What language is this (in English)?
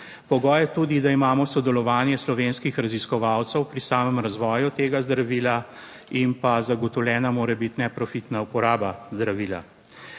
Slovenian